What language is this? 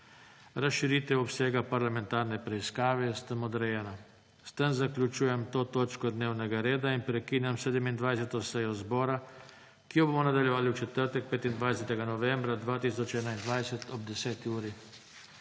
Slovenian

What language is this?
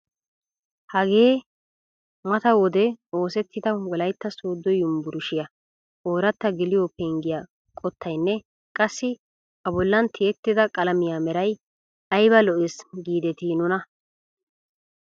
Wolaytta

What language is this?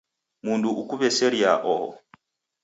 Taita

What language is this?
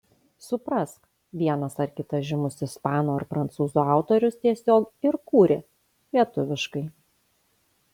Lithuanian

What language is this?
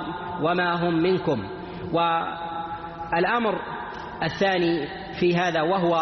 Arabic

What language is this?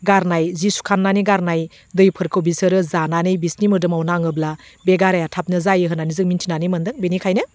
Bodo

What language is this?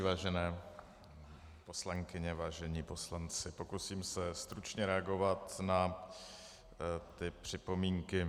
Czech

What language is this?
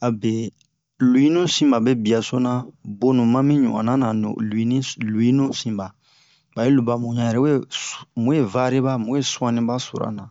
Bomu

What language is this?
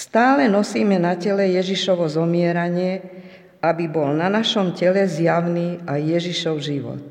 Slovak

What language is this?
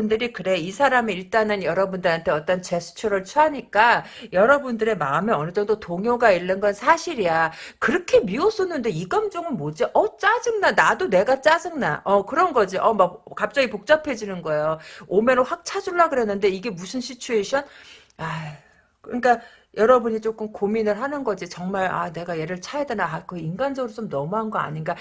Korean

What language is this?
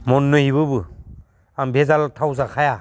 Bodo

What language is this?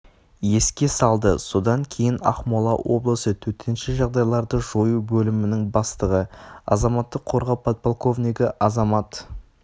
Kazakh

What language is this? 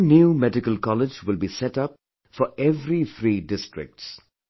English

